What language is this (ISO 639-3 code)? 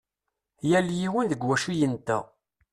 kab